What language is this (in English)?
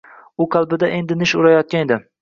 Uzbek